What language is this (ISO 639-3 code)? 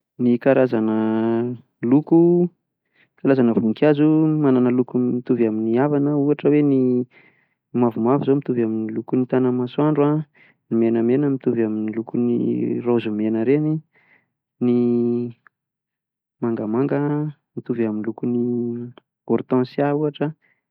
mlg